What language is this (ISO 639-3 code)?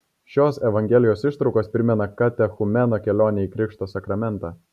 lit